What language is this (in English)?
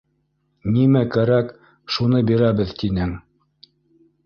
Bashkir